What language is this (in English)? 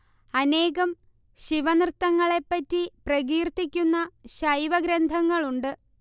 Malayalam